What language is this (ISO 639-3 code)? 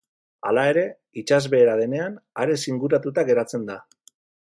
eus